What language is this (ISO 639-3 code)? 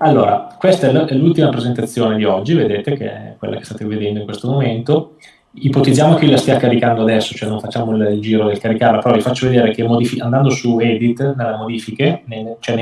ita